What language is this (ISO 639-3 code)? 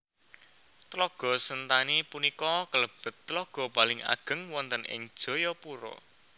jav